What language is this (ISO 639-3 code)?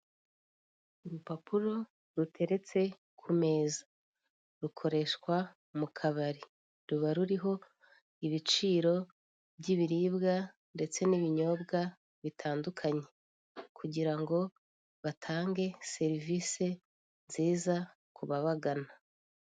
kin